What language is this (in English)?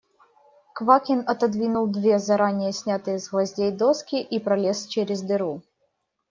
Russian